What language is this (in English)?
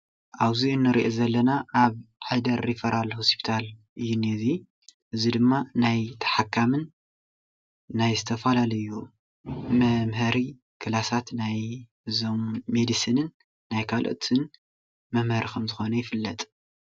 Tigrinya